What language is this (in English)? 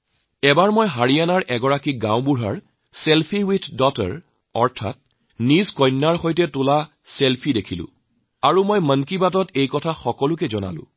Assamese